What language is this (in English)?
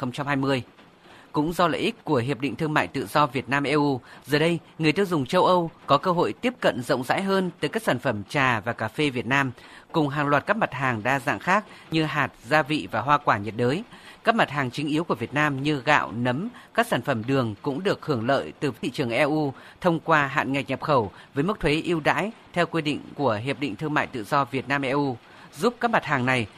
Vietnamese